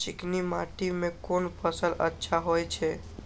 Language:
Maithili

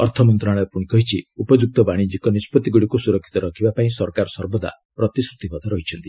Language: Odia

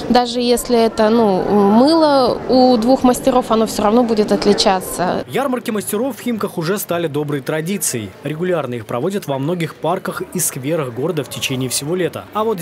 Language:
Russian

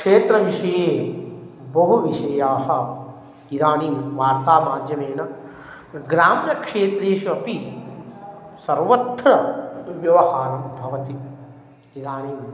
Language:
Sanskrit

